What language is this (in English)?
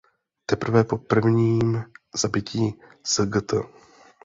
Czech